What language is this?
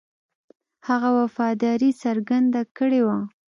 Pashto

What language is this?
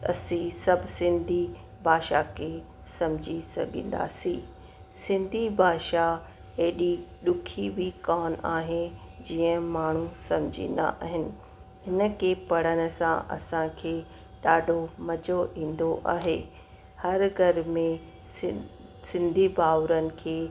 Sindhi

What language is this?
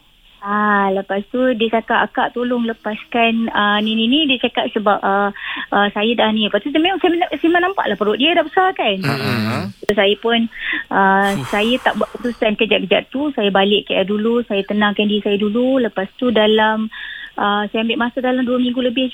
Malay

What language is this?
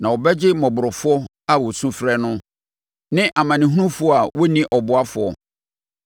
Akan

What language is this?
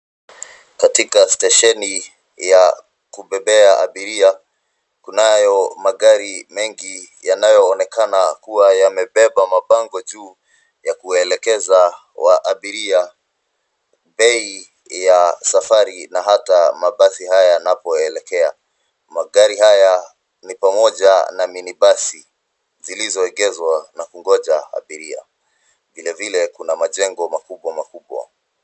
Swahili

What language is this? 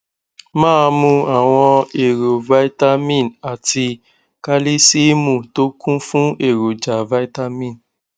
Yoruba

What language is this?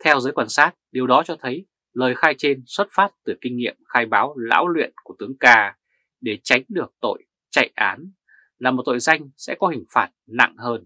Vietnamese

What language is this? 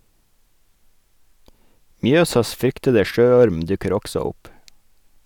Norwegian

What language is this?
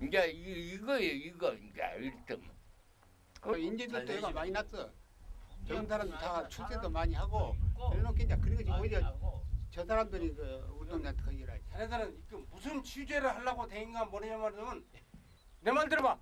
Korean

